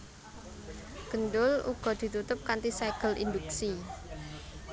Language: Javanese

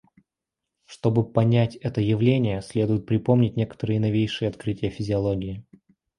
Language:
Russian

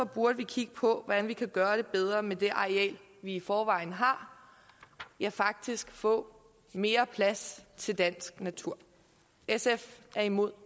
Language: Danish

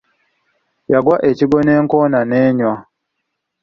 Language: Ganda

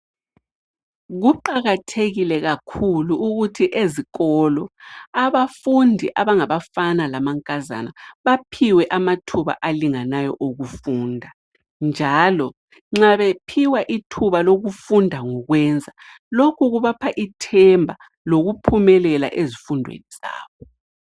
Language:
North Ndebele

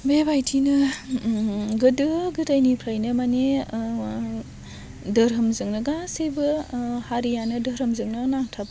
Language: Bodo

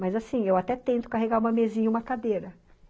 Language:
Portuguese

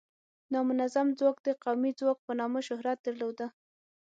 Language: Pashto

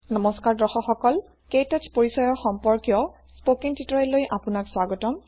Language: Assamese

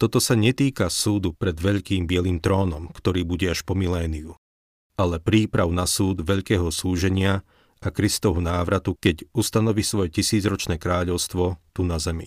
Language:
Slovak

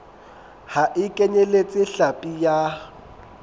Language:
Southern Sotho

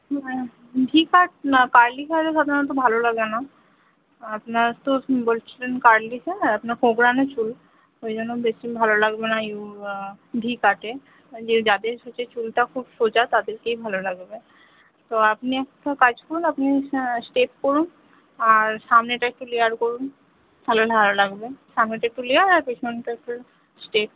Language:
Bangla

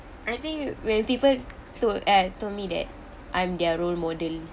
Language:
English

